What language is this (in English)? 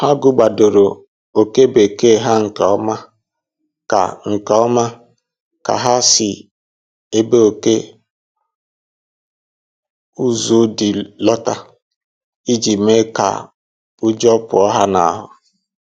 Igbo